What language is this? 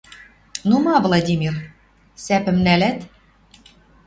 Western Mari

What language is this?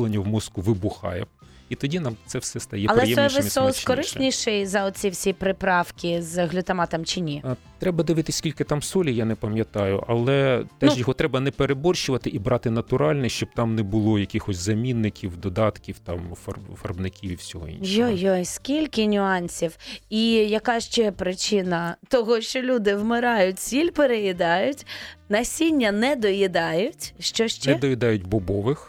Ukrainian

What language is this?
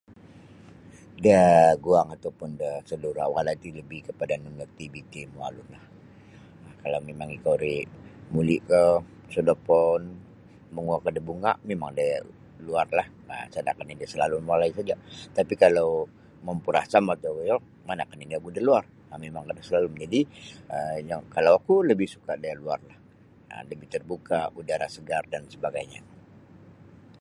Sabah Bisaya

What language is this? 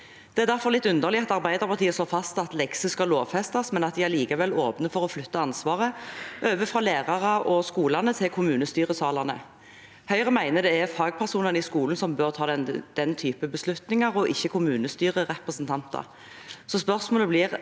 Norwegian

